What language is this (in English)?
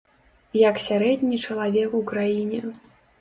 Belarusian